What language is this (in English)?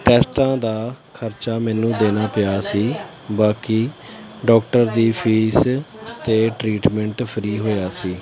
Punjabi